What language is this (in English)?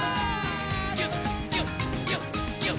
Japanese